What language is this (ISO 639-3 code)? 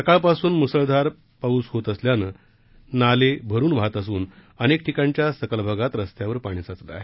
mar